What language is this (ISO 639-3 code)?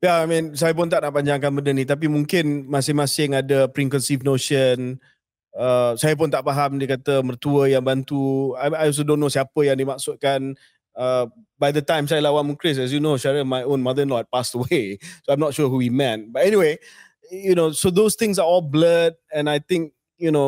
msa